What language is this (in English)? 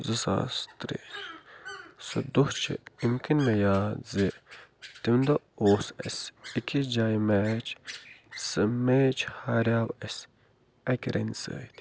Kashmiri